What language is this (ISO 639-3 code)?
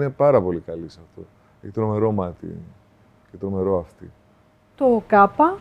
ell